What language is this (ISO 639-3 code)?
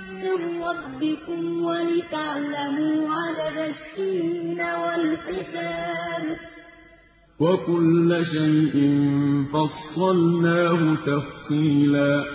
ara